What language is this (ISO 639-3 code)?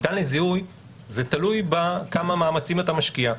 heb